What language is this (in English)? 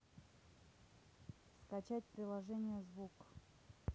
Russian